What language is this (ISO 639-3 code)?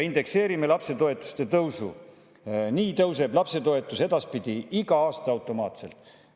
est